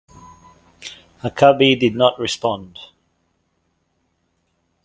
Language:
English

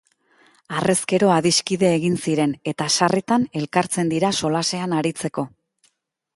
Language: Basque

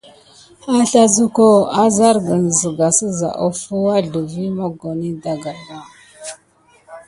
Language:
Gidar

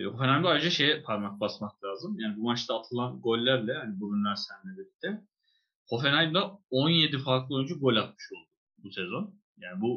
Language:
Turkish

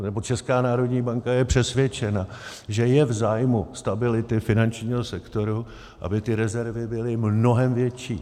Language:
Czech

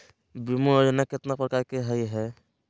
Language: Magahi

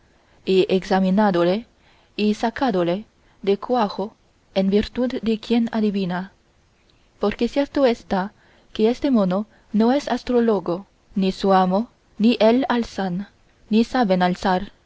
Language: Spanish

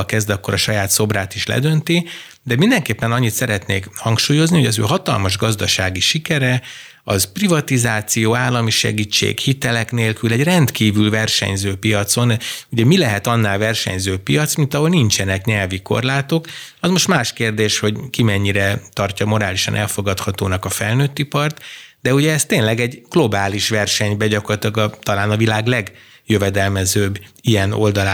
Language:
Hungarian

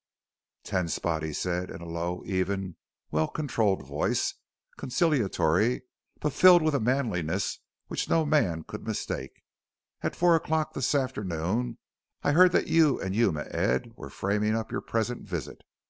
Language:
English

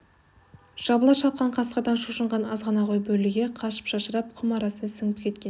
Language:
Kazakh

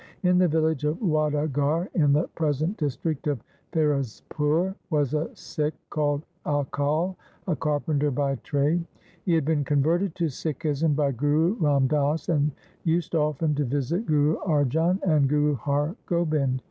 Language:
English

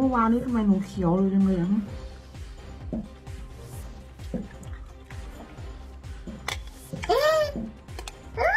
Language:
Thai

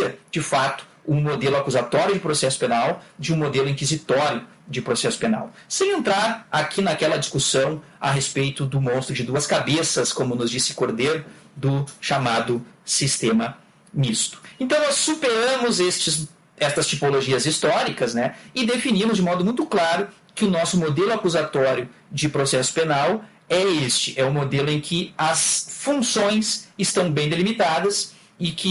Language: Portuguese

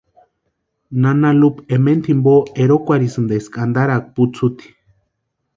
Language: Western Highland Purepecha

